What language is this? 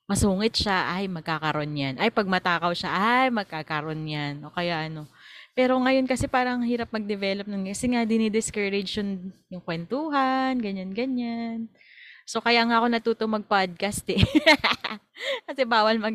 Filipino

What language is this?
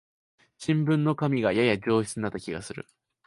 Japanese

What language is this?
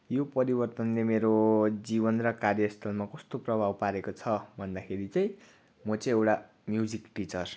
Nepali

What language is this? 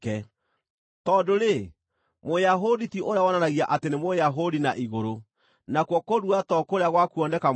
Kikuyu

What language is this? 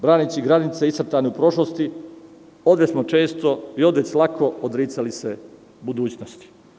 Serbian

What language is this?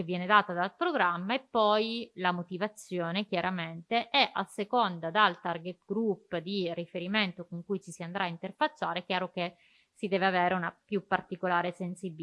Italian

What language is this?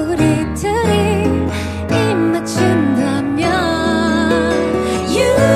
Vietnamese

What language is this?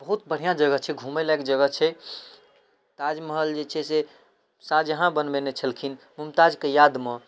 Maithili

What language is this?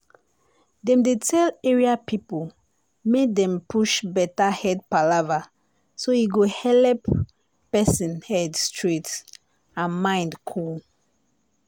Nigerian Pidgin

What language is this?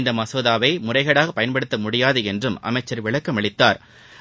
Tamil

